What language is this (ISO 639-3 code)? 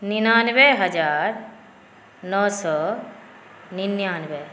mai